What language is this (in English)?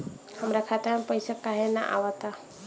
Bhojpuri